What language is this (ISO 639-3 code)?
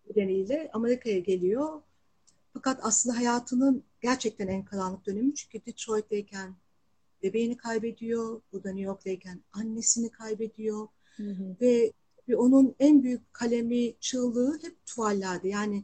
tur